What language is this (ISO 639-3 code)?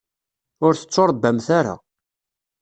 kab